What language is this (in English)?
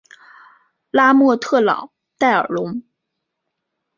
Chinese